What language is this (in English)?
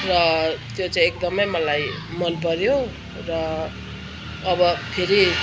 Nepali